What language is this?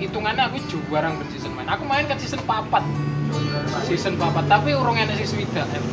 Indonesian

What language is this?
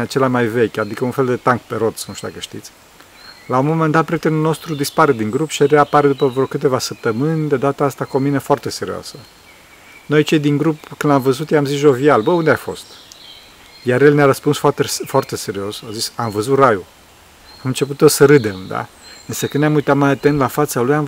Romanian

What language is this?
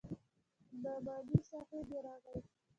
Pashto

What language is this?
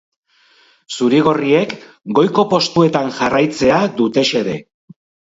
Basque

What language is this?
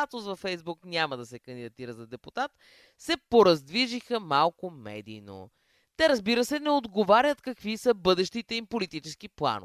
Bulgarian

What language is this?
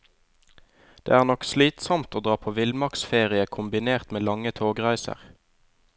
Norwegian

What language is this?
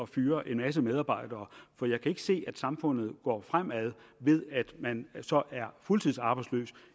Danish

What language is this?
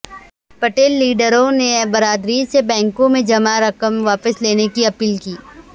Urdu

